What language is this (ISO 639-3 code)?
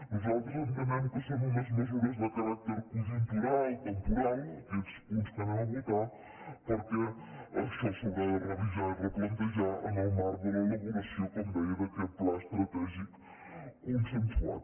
cat